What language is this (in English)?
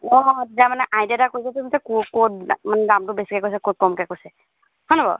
Assamese